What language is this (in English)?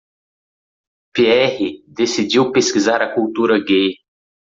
Portuguese